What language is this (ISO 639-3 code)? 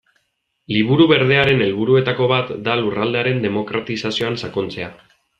eus